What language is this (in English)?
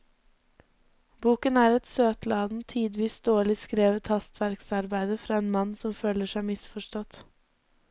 Norwegian